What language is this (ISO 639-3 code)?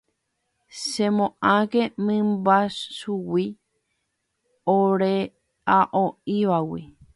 grn